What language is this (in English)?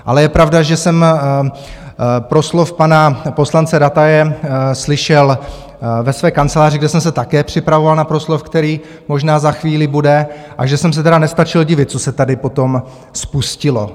Czech